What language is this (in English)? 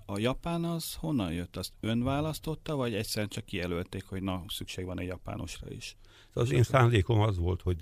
Hungarian